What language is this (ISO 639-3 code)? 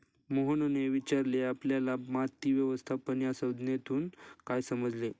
mar